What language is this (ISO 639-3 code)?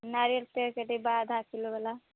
mai